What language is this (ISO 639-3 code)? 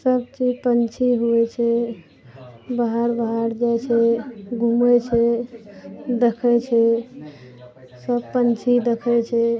mai